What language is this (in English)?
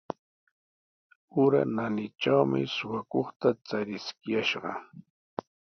Sihuas Ancash Quechua